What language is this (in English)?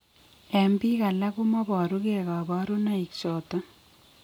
Kalenjin